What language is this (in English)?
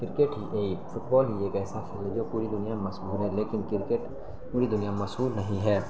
Urdu